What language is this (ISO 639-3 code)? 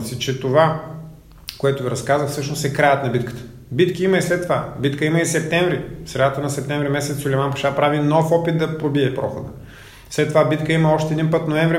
bul